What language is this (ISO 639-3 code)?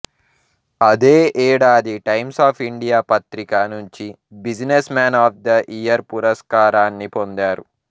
tel